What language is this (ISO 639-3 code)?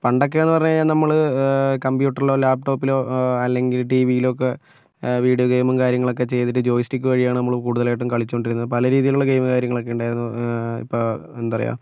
mal